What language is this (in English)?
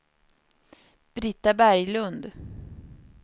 Swedish